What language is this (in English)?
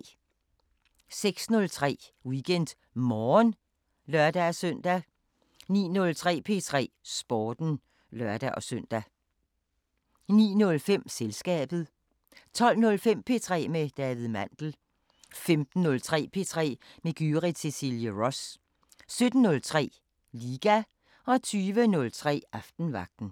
Danish